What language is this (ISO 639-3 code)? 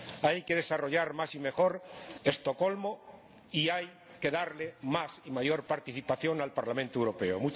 spa